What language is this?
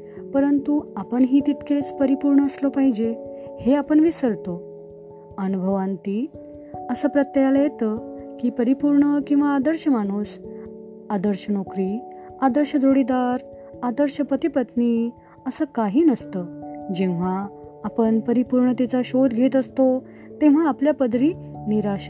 Marathi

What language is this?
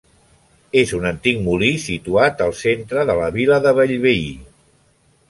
Catalan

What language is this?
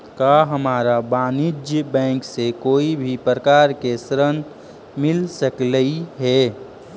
Magahi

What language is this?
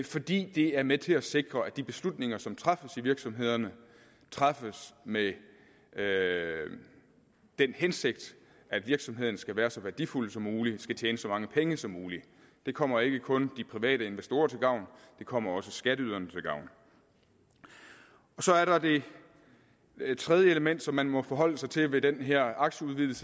Danish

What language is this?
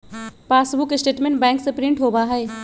Magahi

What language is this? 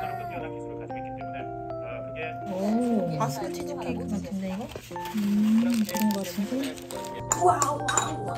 Korean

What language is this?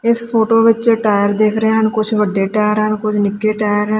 Punjabi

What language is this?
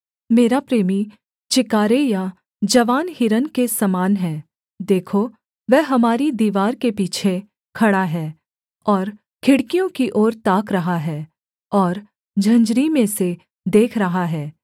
Hindi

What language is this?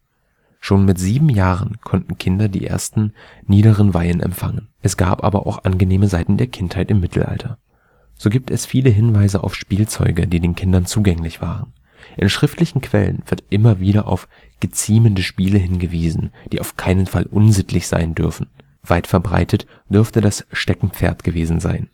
German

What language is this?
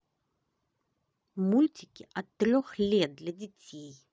Russian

